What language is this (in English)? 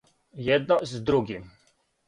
Serbian